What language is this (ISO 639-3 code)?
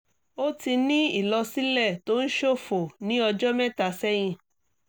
yor